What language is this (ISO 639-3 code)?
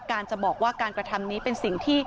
tha